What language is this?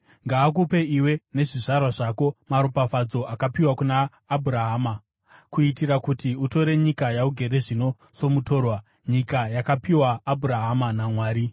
Shona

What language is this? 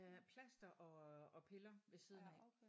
Danish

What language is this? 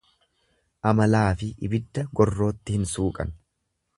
Oromo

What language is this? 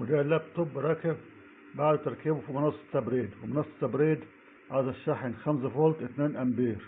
Arabic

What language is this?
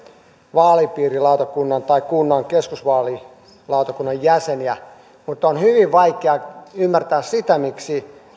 Finnish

